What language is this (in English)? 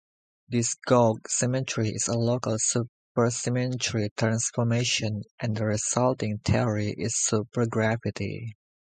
English